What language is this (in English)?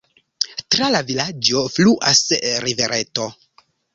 Esperanto